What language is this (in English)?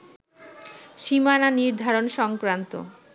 Bangla